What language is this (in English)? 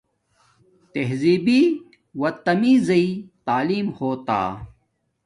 Domaaki